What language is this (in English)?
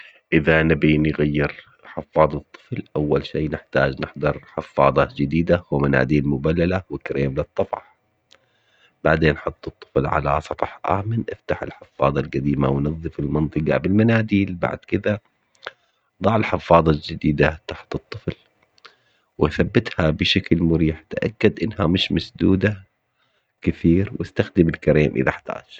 Omani Arabic